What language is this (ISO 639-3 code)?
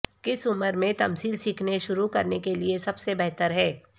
urd